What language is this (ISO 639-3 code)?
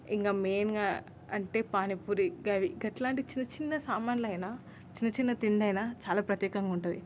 tel